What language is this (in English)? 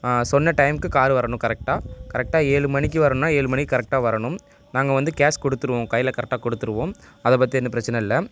Tamil